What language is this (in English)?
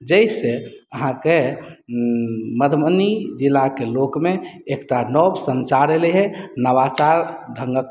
Maithili